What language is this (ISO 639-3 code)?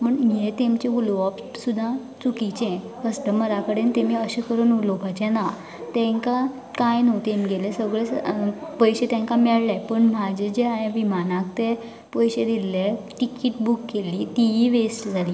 kok